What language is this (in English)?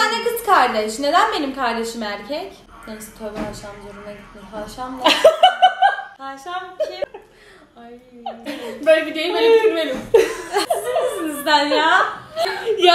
Turkish